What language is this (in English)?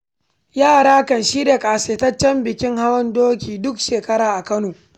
Hausa